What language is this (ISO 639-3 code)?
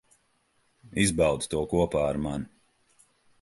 lav